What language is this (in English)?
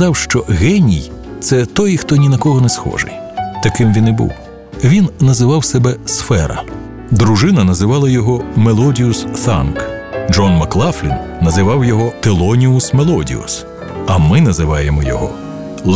Ukrainian